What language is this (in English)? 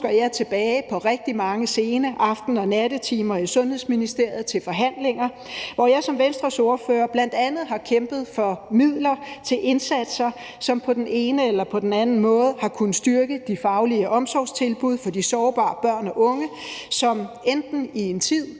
Danish